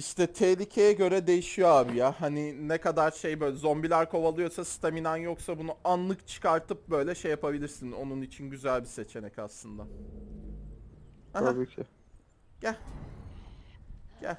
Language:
Turkish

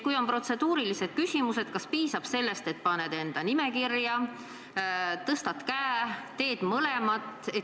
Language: Estonian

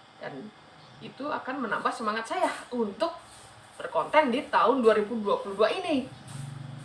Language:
Indonesian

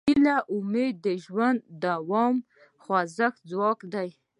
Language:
Pashto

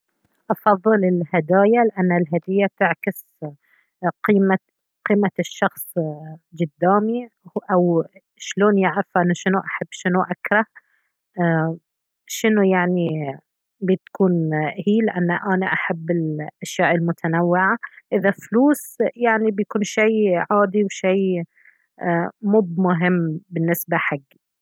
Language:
Baharna Arabic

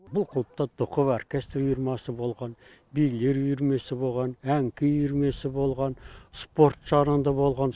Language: Kazakh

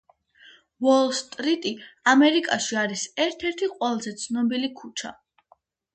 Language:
Georgian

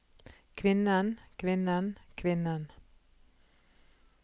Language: Norwegian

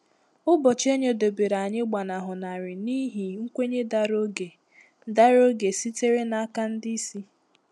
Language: Igbo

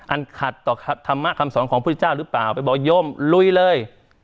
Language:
Thai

